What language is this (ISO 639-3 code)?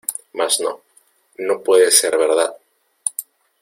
spa